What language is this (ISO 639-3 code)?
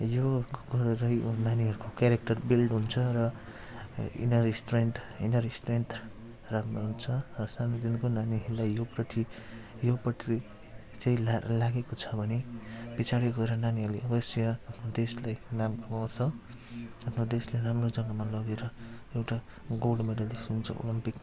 nep